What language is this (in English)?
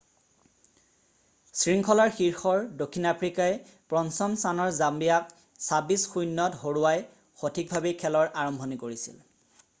Assamese